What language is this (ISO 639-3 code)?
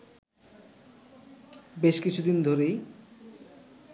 ben